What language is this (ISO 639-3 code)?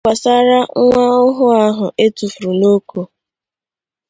ibo